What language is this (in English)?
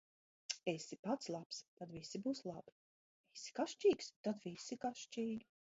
Latvian